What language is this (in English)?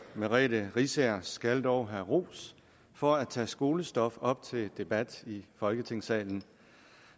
Danish